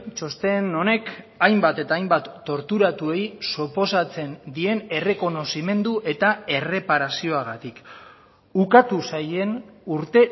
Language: Basque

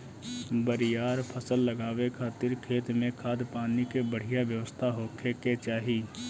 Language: Bhojpuri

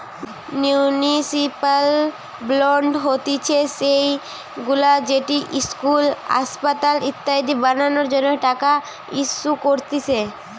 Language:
Bangla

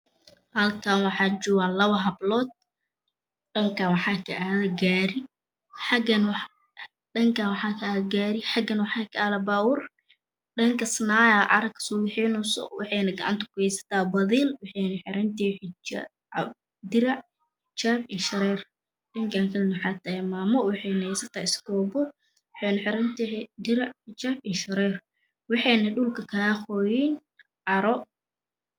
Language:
Somali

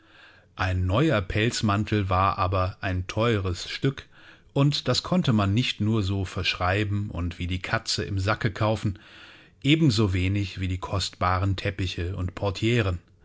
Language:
German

